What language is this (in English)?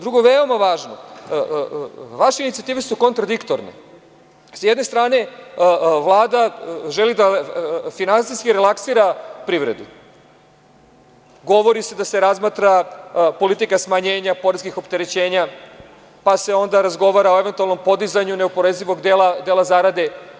Serbian